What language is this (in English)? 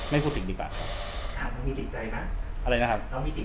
Thai